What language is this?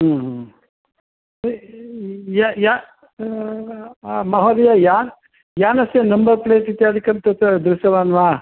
Sanskrit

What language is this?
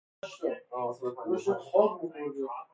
Persian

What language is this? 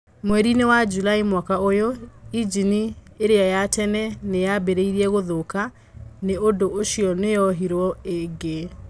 Kikuyu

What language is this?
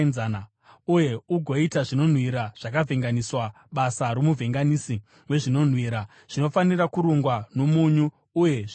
Shona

